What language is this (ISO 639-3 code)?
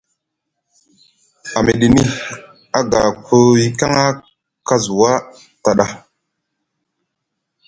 mug